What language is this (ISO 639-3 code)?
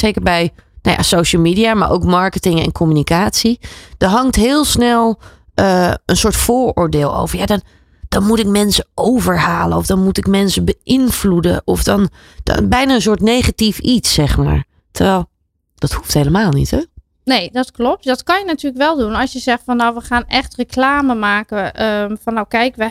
nld